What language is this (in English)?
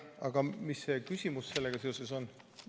Estonian